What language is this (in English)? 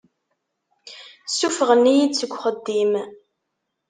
Kabyle